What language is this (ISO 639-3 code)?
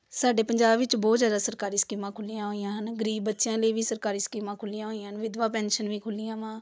pan